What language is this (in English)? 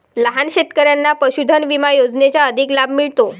Marathi